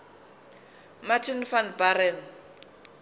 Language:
Zulu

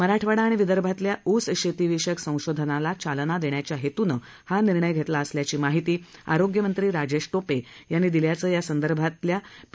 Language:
Marathi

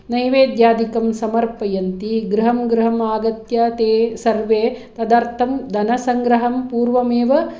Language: Sanskrit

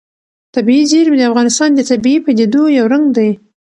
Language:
Pashto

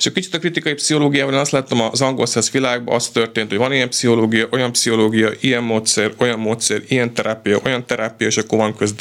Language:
Hungarian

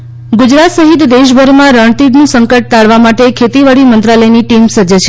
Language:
Gujarati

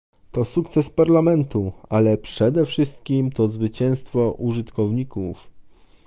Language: Polish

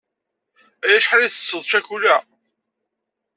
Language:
Kabyle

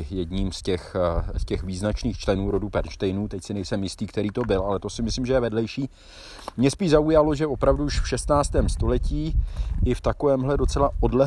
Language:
Czech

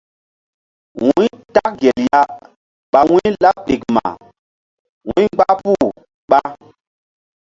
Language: Mbum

